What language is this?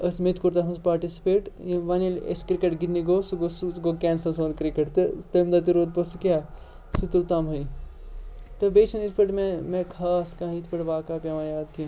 Kashmiri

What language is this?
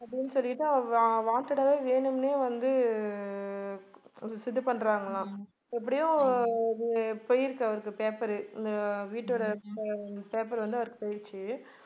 Tamil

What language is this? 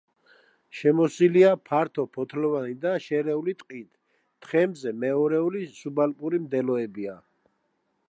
Georgian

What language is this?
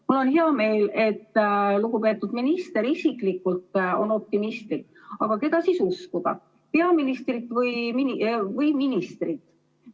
Estonian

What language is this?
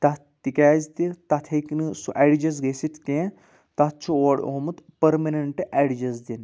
Kashmiri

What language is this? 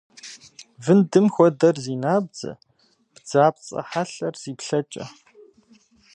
Kabardian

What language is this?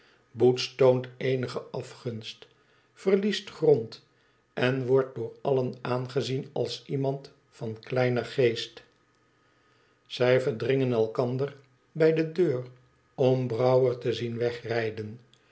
Dutch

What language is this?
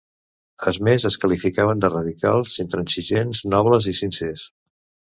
Catalan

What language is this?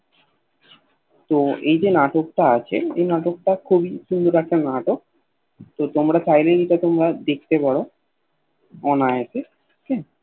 Bangla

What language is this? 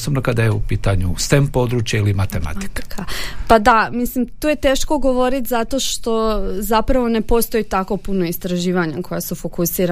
Croatian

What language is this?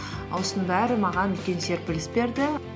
Kazakh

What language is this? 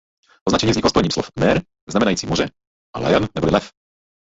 Czech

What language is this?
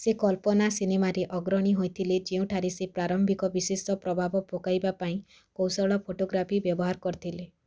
Odia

